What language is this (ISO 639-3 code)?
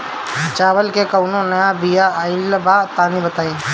bho